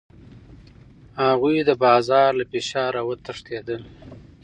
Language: Pashto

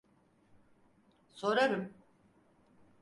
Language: Turkish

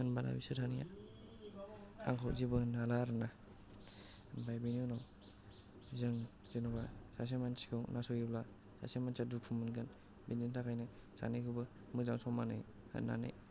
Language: Bodo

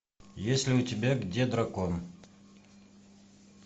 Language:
Russian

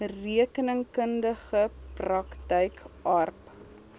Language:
Afrikaans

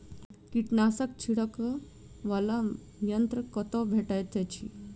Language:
Maithili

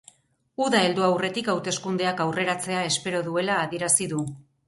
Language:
Basque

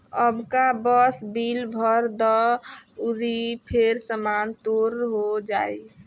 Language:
Bhojpuri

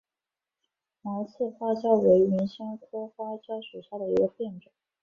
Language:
Chinese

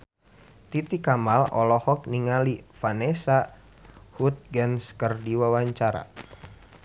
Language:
Sundanese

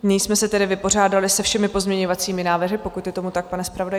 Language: Czech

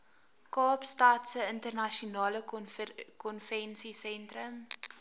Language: Afrikaans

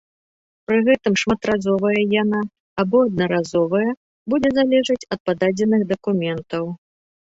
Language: Belarusian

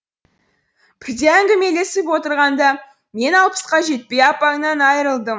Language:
Kazakh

